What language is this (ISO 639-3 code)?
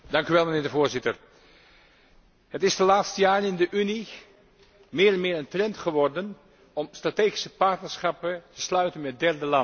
nld